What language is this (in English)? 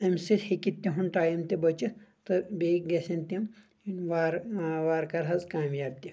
Kashmiri